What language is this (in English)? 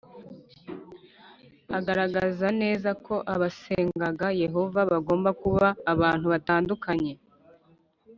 Kinyarwanda